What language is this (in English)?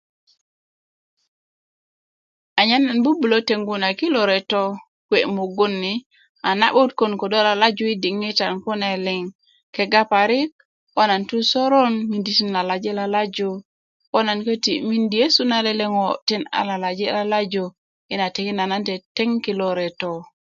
Kuku